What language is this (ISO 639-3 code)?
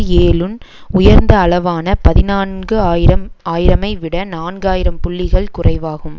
tam